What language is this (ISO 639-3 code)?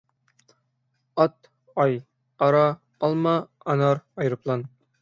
uig